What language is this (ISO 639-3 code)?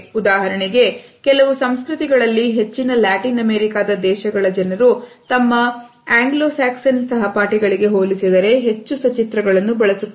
kan